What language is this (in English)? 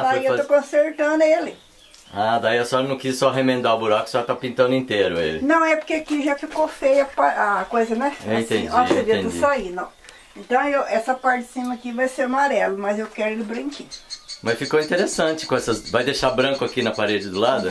Portuguese